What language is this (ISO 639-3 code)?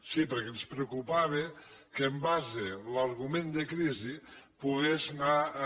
cat